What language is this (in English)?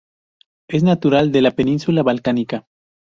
Spanish